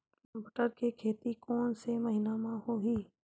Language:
Chhattisgarhi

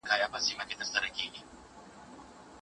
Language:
Pashto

